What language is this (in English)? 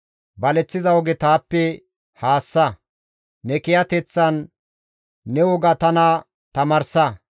Gamo